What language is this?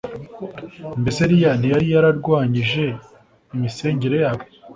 Kinyarwanda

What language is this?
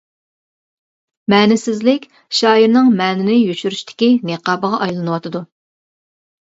Uyghur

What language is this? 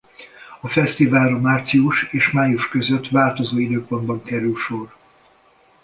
Hungarian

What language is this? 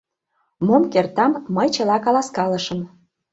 Mari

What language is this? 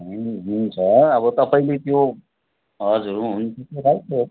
Nepali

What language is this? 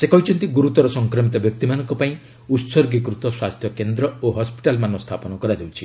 Odia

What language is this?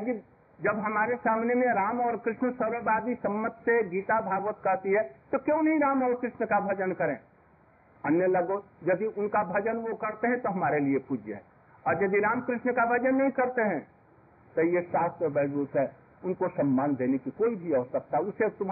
Hindi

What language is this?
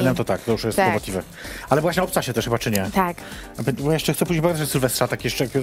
Polish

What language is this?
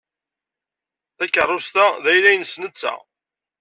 Kabyle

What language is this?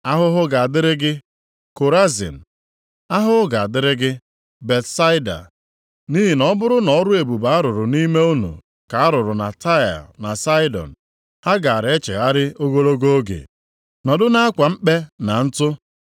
Igbo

